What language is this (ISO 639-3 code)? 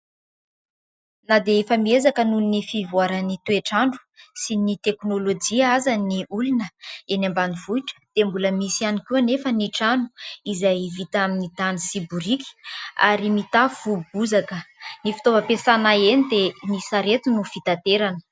mlg